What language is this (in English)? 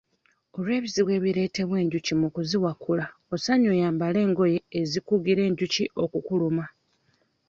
Ganda